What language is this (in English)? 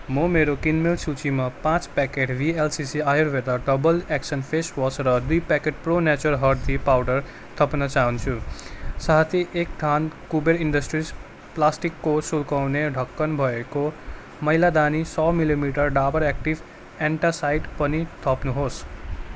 Nepali